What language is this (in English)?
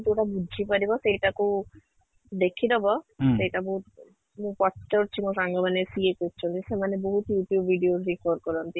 Odia